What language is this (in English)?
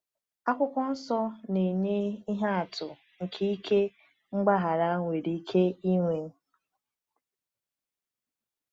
Igbo